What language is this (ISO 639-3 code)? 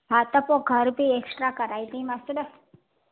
snd